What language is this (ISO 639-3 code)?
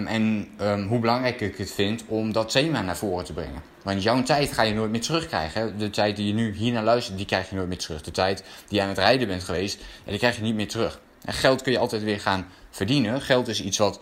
nld